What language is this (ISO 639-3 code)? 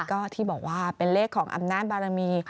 tha